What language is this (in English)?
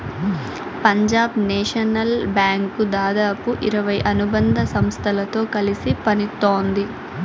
Telugu